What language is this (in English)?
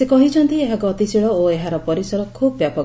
Odia